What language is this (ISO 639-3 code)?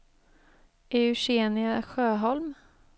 swe